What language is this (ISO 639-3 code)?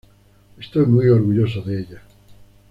spa